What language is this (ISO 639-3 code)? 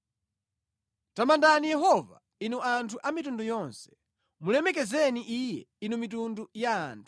nya